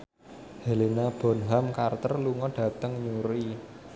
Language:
Javanese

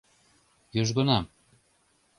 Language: Mari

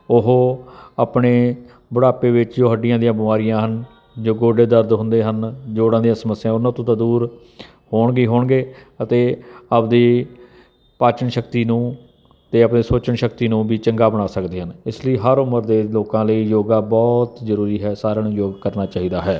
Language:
Punjabi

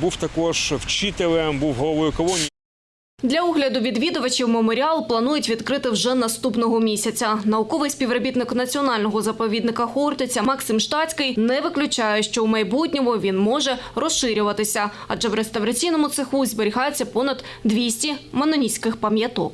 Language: Ukrainian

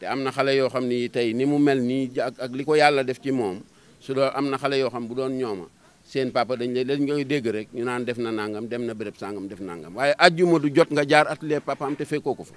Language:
Indonesian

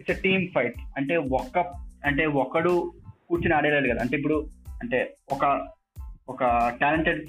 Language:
Telugu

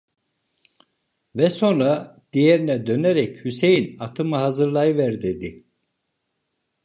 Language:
Turkish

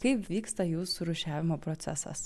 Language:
Lithuanian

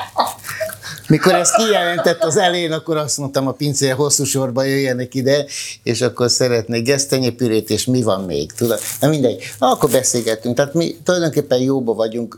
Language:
Hungarian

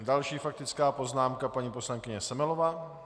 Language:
Czech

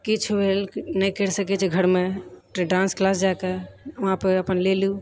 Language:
Maithili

